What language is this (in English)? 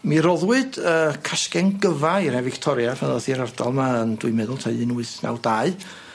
Welsh